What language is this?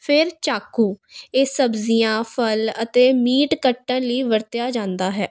Punjabi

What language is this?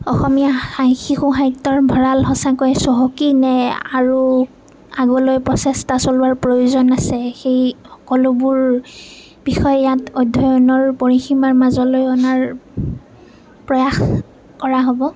Assamese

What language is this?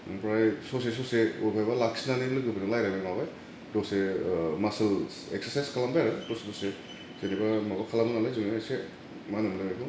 Bodo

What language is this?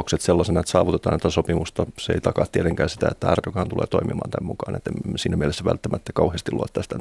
Finnish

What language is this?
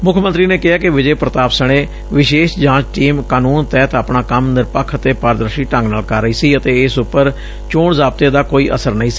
Punjabi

